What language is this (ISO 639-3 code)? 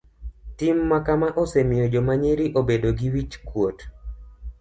luo